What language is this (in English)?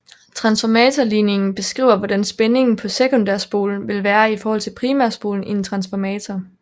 Danish